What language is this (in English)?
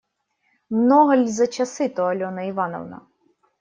Russian